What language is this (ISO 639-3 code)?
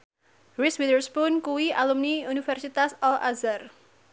jav